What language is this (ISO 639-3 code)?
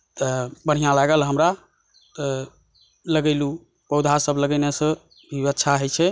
mai